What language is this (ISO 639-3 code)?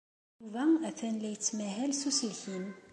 kab